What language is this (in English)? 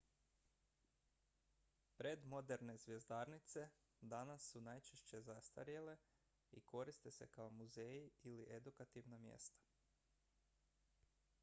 Croatian